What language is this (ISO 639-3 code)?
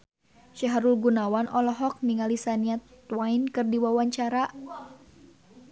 sun